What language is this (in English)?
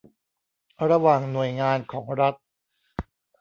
Thai